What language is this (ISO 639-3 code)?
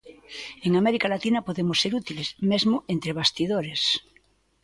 glg